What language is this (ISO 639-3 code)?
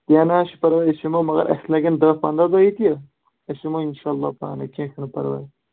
kas